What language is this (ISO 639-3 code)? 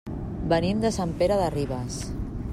cat